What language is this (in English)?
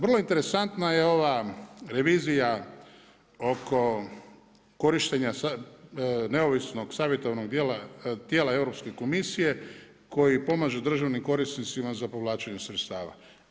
Croatian